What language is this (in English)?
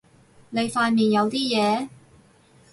Cantonese